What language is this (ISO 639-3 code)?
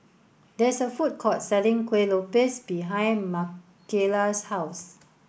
eng